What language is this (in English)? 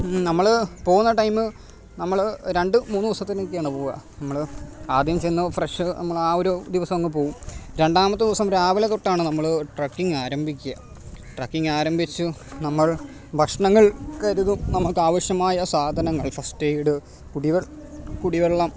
Malayalam